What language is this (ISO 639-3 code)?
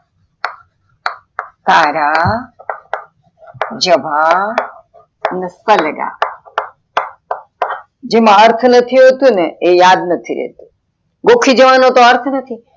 guj